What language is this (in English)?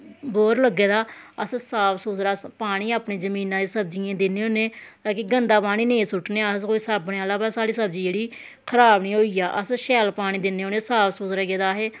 Dogri